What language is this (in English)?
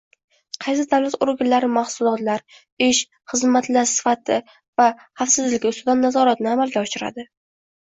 Uzbek